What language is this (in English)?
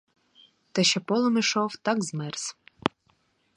Ukrainian